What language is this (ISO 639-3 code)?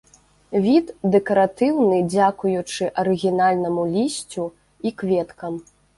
bel